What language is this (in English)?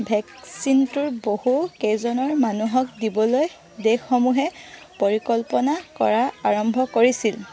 Assamese